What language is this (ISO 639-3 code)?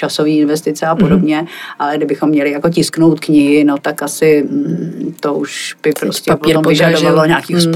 ces